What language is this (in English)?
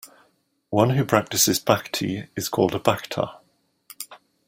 English